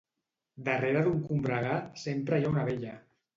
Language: Catalan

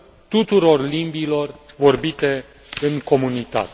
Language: Romanian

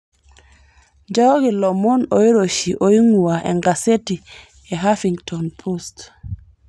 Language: Masai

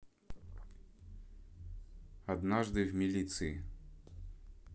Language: Russian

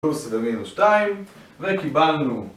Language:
Hebrew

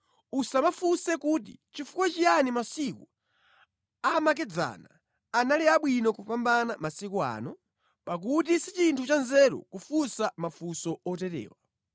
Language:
Nyanja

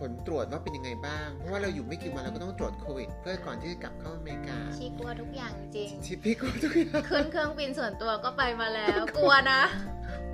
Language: Thai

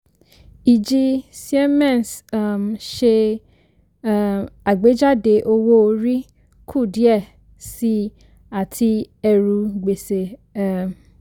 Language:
Yoruba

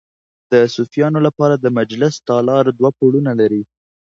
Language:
Pashto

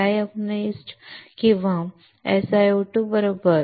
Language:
Marathi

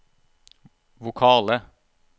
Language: Norwegian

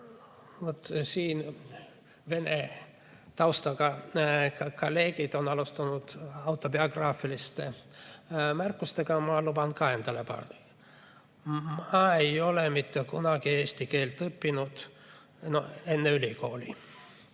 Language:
Estonian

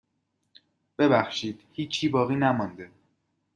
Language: Persian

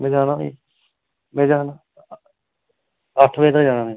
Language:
Dogri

